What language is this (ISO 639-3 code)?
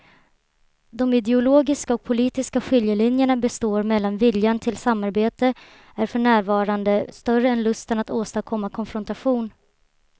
swe